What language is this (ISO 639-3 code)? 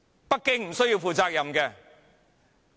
yue